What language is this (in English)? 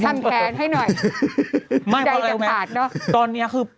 Thai